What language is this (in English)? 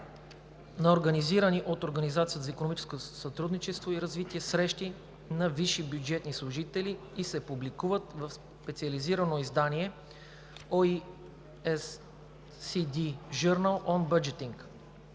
Bulgarian